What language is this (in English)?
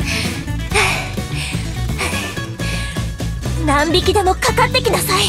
Japanese